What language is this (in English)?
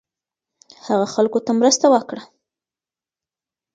Pashto